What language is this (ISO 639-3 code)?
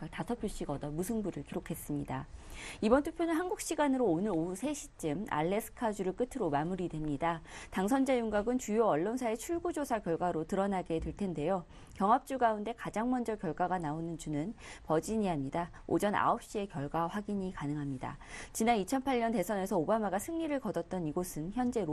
kor